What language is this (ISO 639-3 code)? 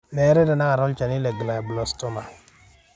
mas